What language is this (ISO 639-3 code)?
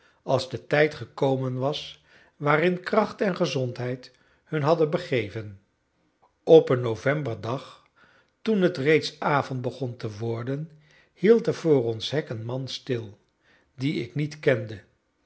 nld